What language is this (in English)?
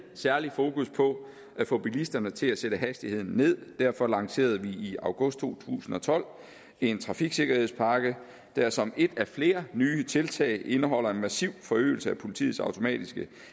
Danish